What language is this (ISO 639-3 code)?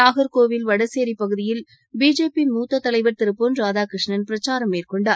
tam